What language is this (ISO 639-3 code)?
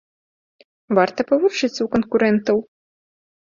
bel